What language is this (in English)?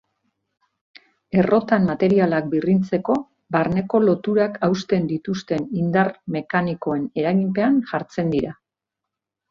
Basque